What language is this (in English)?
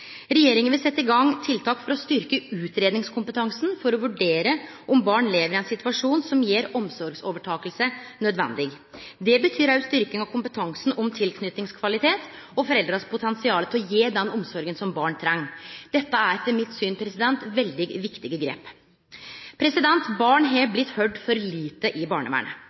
Norwegian Nynorsk